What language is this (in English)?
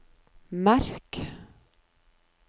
Norwegian